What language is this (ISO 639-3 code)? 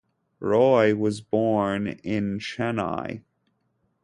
eng